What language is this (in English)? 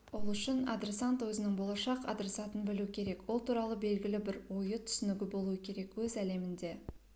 Kazakh